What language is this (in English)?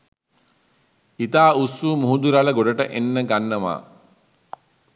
Sinhala